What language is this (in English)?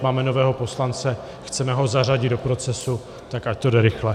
Czech